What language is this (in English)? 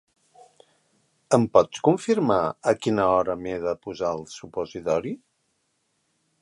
Catalan